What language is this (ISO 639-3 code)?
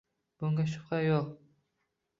uzb